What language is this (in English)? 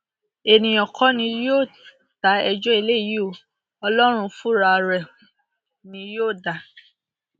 Yoruba